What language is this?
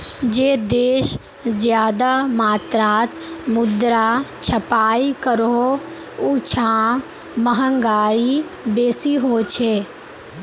Magahi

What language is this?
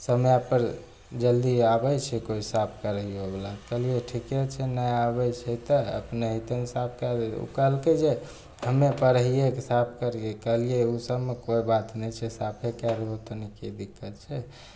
Maithili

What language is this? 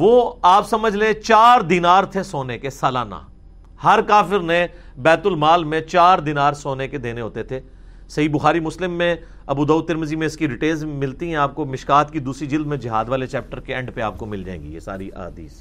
Urdu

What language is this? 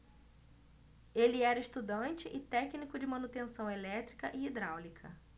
Portuguese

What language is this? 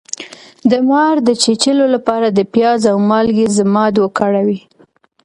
Pashto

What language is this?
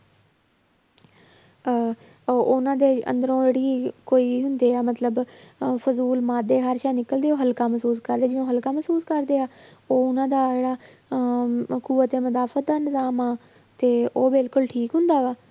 Punjabi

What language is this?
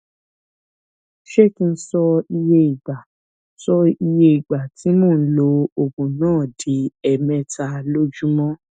Yoruba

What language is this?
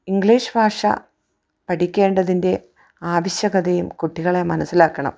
Malayalam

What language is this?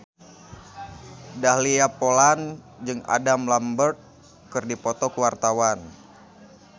Sundanese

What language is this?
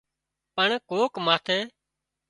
Wadiyara Koli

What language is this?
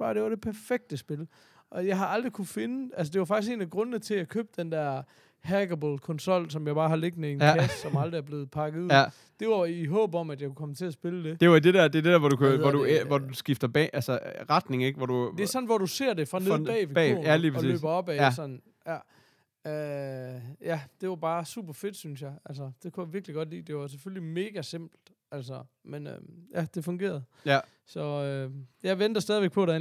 Danish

